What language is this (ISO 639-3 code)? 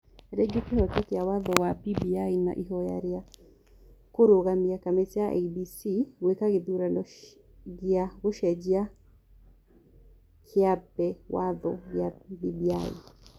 kik